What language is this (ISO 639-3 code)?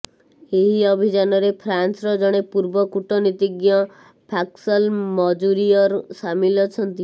ori